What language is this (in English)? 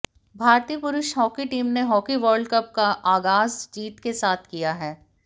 Hindi